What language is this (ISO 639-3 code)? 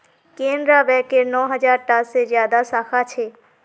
mag